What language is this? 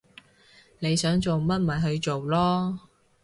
Cantonese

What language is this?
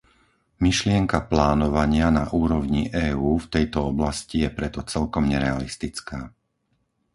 Slovak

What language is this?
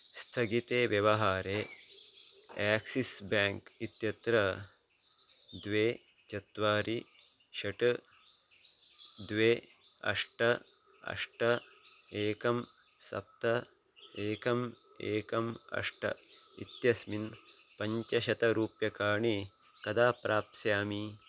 Sanskrit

